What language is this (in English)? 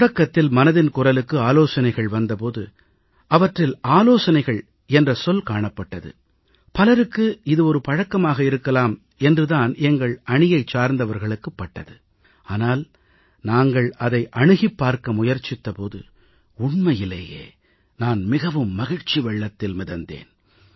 Tamil